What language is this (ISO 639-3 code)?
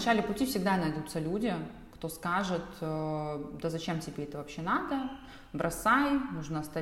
rus